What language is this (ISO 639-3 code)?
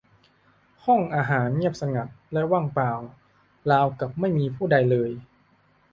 tha